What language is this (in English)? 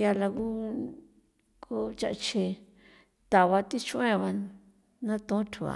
San Felipe Otlaltepec Popoloca